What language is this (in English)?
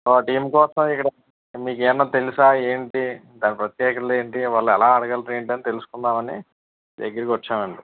Telugu